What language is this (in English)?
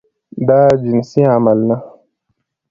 Pashto